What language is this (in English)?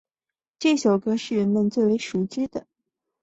Chinese